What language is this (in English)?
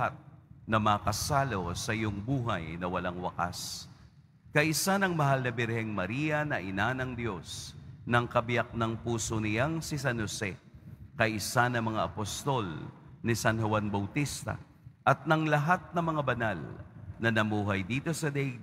Filipino